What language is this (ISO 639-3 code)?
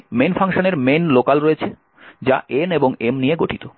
ben